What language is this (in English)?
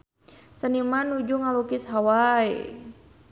Sundanese